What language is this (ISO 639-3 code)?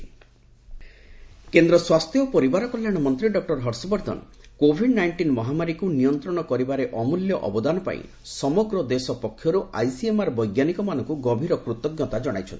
ori